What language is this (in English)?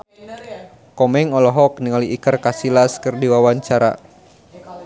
Sundanese